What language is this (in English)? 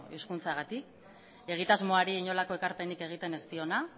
Basque